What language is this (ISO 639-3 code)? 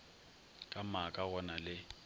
nso